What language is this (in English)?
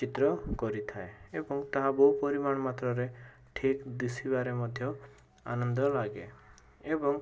Odia